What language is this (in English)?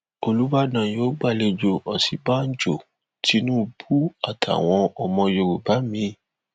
Yoruba